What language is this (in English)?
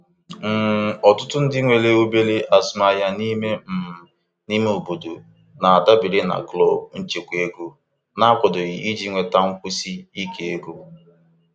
Igbo